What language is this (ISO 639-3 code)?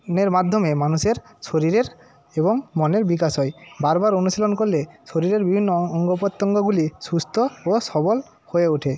ben